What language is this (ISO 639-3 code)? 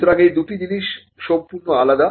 ben